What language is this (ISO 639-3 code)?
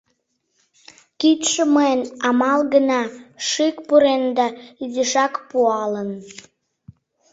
chm